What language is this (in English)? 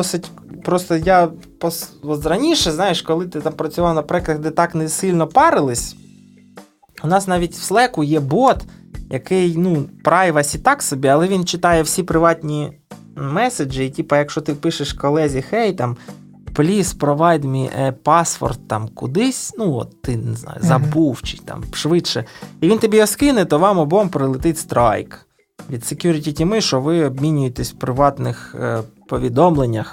Ukrainian